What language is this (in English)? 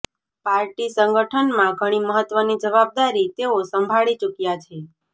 Gujarati